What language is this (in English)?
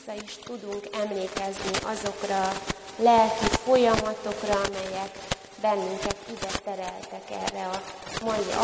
Hungarian